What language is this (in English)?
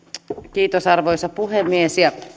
Finnish